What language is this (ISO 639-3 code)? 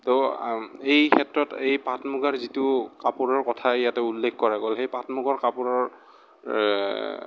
asm